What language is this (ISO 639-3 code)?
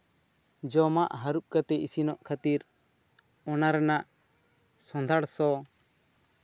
sat